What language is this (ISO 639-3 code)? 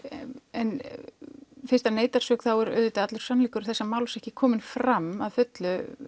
isl